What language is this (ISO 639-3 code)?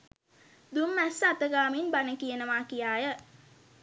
sin